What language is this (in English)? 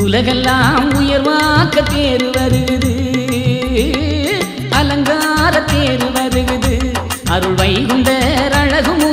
Arabic